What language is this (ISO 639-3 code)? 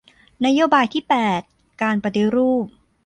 tha